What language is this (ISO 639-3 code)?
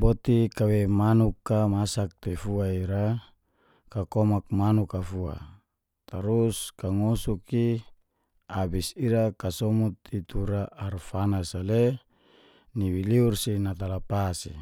ges